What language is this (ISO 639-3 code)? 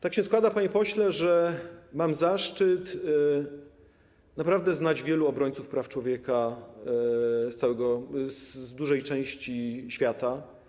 pol